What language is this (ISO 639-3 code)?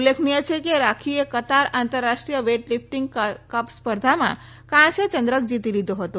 guj